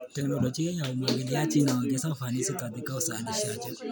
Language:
Kalenjin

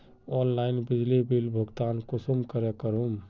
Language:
Magahi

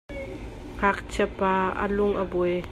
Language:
Hakha Chin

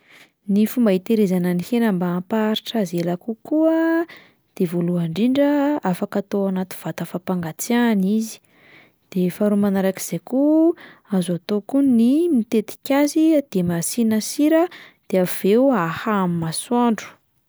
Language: Malagasy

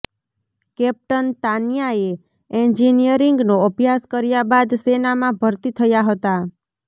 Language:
Gujarati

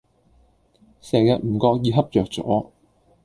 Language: Cantonese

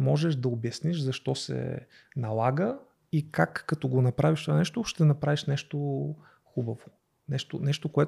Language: Bulgarian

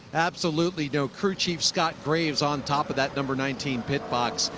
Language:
English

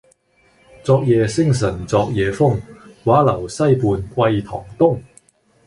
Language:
Cantonese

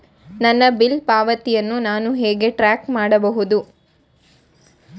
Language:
Kannada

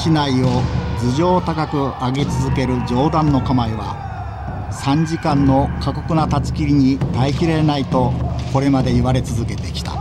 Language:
Japanese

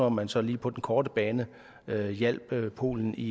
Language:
Danish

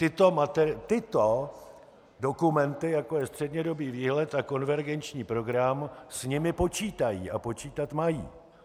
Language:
Czech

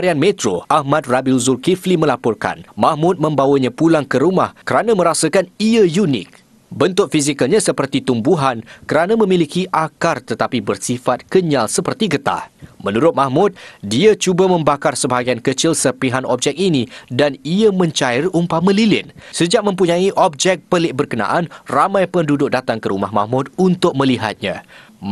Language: Malay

